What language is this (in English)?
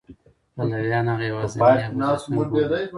Pashto